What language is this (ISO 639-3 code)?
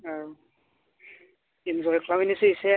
brx